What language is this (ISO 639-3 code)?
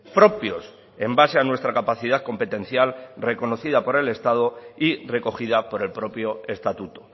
spa